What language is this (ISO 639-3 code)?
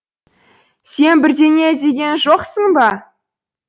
kaz